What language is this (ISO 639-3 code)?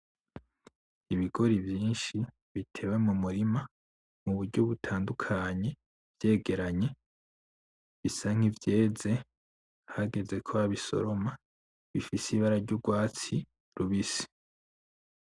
run